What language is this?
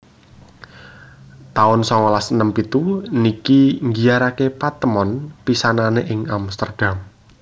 Javanese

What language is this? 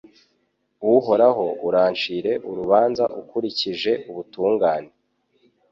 Kinyarwanda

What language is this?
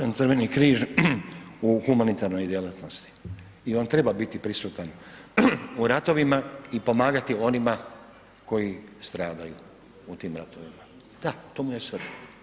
Croatian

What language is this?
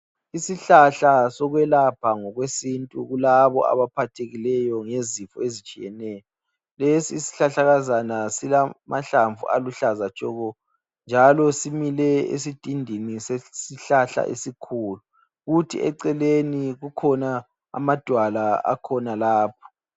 North Ndebele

